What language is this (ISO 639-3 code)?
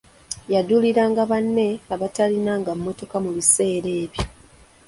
lug